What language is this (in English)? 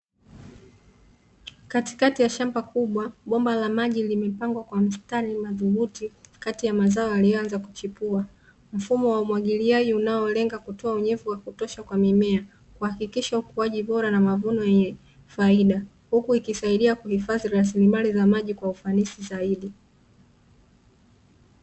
Swahili